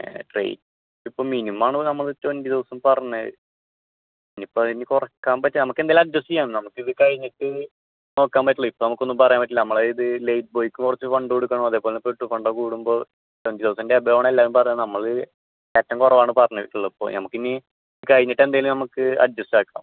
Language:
Malayalam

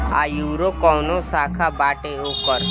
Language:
Bhojpuri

